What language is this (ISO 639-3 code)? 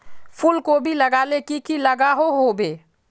mag